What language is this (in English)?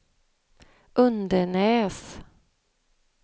Swedish